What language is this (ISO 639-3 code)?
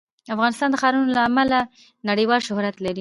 pus